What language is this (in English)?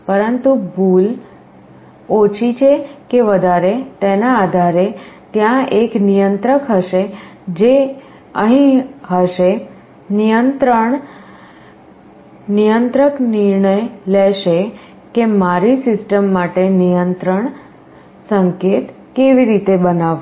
Gujarati